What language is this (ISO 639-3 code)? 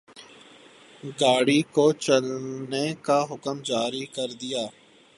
urd